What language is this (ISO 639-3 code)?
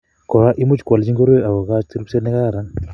kln